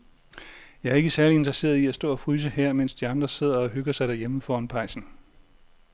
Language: Danish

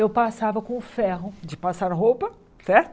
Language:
Portuguese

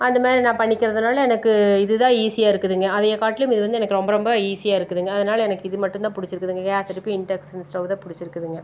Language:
Tamil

